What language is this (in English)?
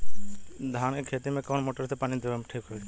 Bhojpuri